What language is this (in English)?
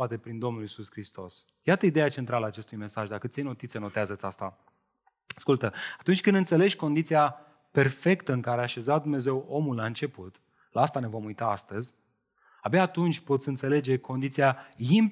Romanian